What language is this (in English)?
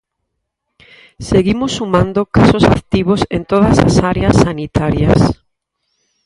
Galician